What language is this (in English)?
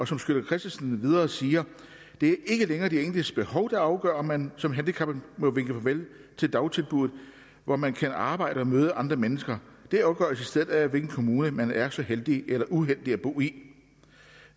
Danish